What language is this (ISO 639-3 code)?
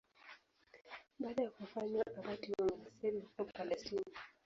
swa